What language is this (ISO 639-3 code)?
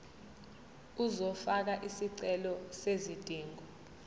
zul